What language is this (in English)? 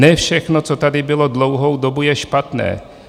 Czech